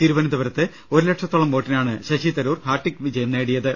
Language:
Malayalam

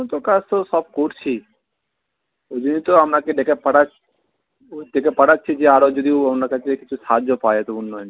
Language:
Bangla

